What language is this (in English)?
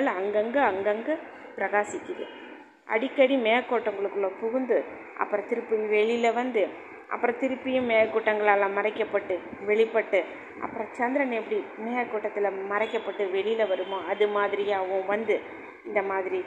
Tamil